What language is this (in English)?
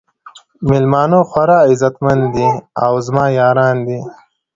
Pashto